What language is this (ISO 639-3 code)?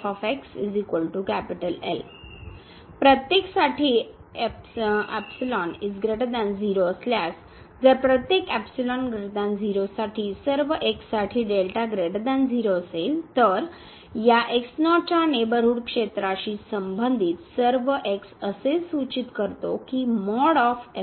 mar